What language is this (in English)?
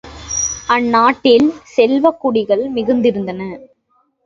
Tamil